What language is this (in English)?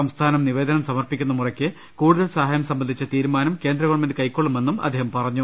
Malayalam